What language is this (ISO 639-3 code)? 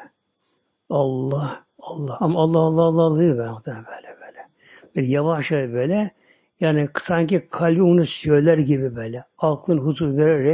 tur